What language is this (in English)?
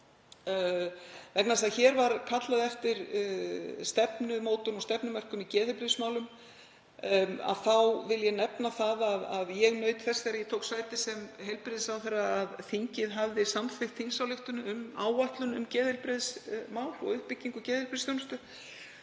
Icelandic